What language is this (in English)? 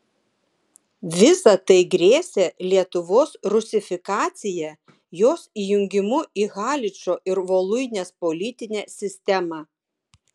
Lithuanian